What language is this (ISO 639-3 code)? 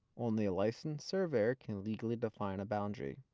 eng